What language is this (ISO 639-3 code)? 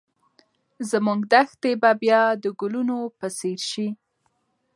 pus